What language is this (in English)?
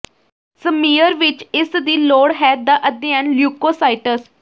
Punjabi